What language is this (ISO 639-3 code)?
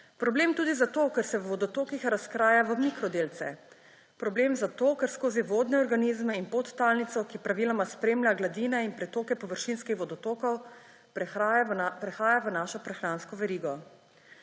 slv